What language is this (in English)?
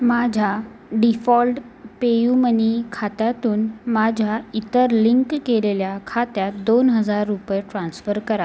Marathi